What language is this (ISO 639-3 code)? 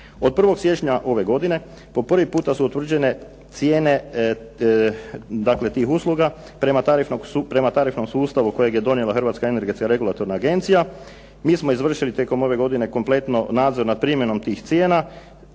hrv